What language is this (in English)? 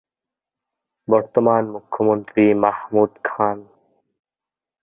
Bangla